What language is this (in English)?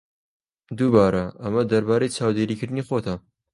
Central Kurdish